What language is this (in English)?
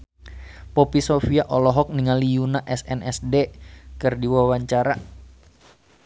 Sundanese